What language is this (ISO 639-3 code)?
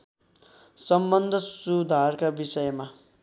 nep